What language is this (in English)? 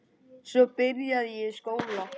Icelandic